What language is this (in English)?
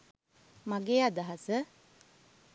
Sinhala